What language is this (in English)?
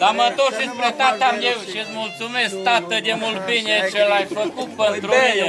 Romanian